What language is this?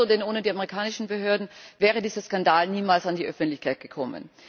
German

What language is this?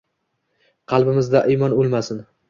Uzbek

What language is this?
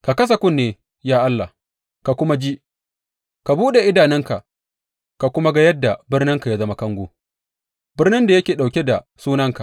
Hausa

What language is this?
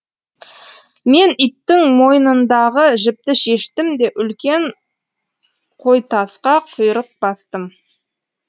Kazakh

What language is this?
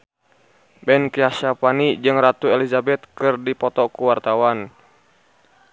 Sundanese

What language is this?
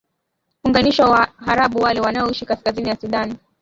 Swahili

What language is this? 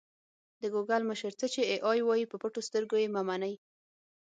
Pashto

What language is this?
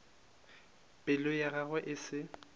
Northern Sotho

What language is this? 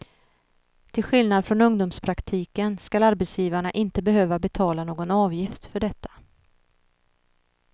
Swedish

